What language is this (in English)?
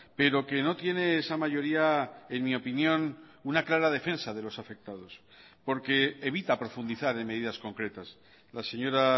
Spanish